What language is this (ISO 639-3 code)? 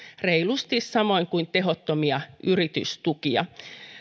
fin